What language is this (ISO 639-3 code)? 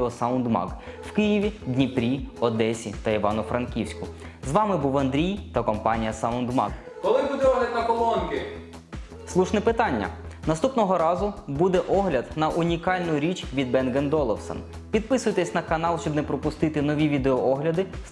ukr